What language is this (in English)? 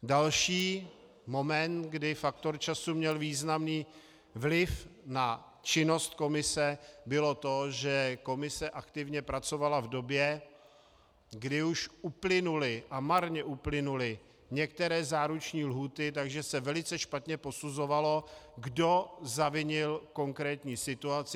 Czech